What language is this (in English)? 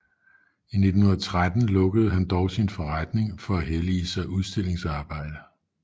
Danish